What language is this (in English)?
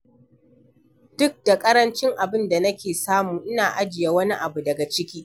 Hausa